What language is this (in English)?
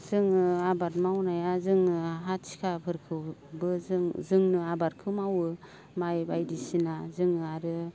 Bodo